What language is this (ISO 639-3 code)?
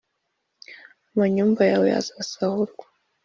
kin